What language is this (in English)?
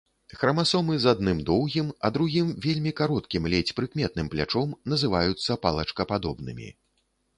Belarusian